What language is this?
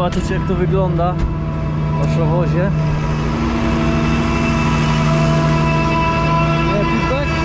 Polish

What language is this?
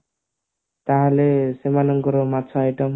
Odia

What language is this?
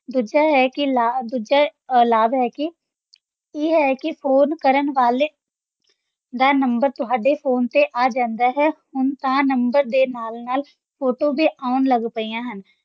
Punjabi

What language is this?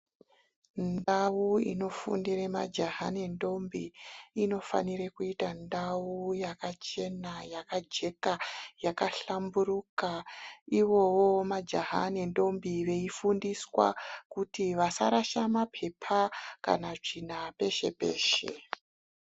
Ndau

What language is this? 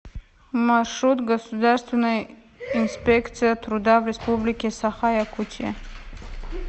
Russian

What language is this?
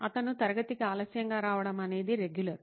Telugu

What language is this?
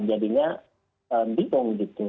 Indonesian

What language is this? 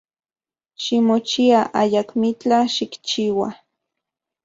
Central Puebla Nahuatl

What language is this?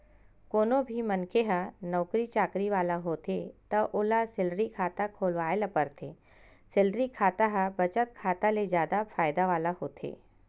Chhattisgarhi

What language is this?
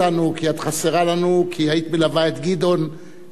Hebrew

